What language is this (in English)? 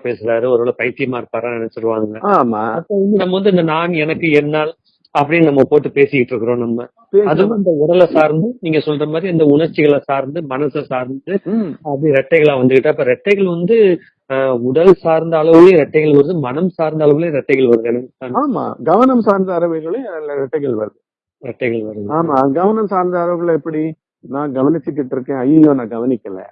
Tamil